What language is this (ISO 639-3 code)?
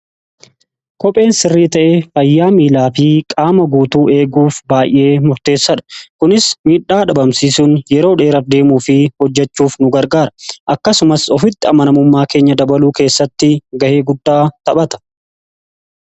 orm